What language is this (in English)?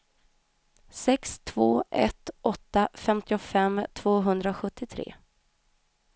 Swedish